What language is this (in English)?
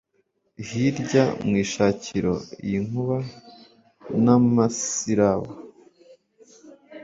Kinyarwanda